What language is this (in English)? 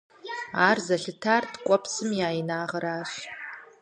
Kabardian